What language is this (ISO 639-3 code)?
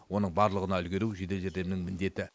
kaz